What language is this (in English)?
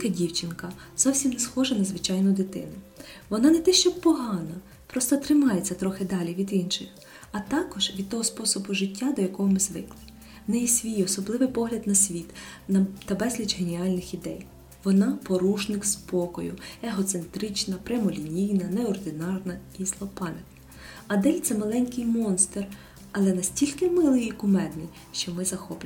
Ukrainian